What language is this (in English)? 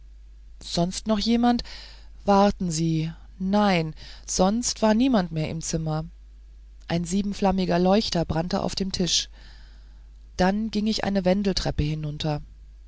German